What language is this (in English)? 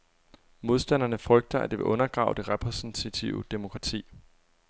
Danish